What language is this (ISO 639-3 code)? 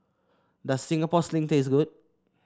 eng